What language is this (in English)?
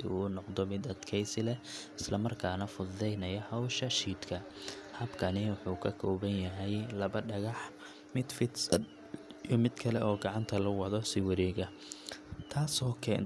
Somali